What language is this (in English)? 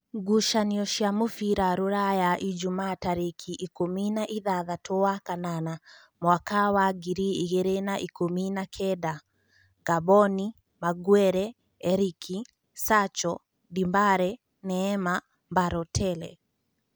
Kikuyu